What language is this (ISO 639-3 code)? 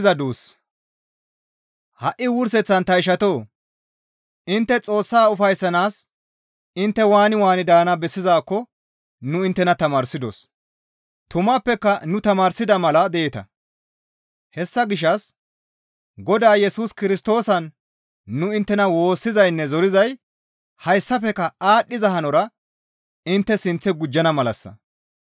gmv